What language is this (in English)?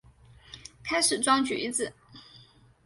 Chinese